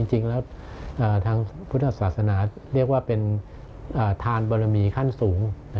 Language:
Thai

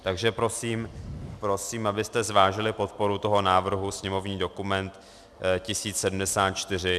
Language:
Czech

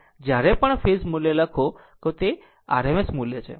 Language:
Gujarati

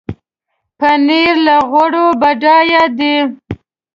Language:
Pashto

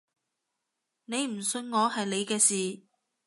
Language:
Cantonese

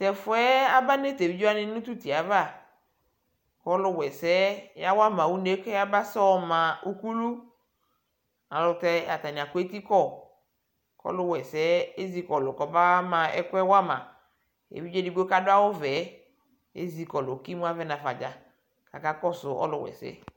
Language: Ikposo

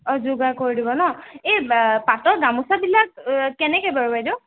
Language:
Assamese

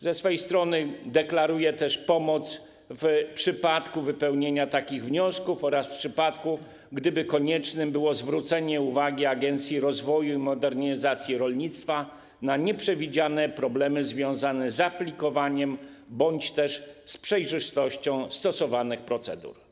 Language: Polish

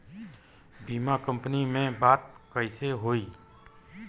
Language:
Bhojpuri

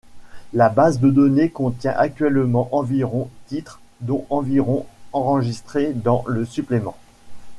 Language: French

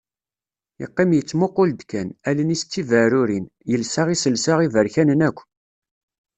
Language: Kabyle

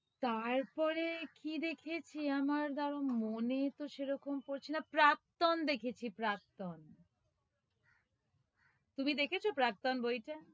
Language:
Bangla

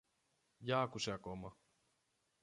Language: Greek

